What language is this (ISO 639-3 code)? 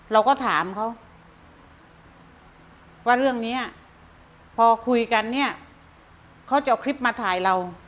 tha